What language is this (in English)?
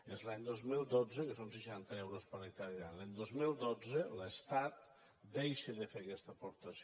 Catalan